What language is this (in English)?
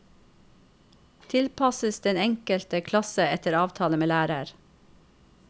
Norwegian